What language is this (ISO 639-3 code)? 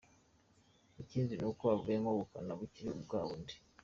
kin